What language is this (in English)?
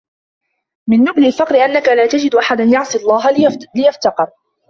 Arabic